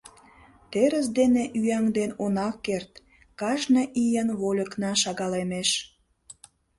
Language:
Mari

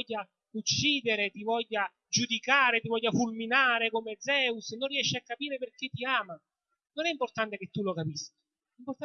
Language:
Italian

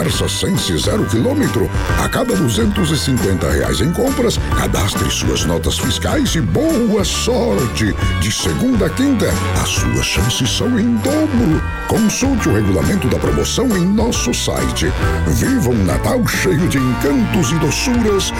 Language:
Portuguese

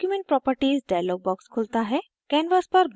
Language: Hindi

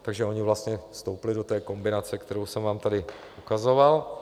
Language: Czech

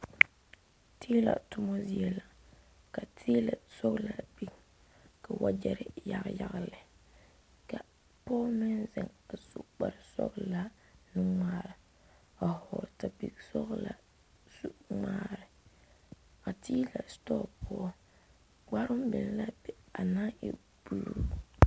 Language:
Southern Dagaare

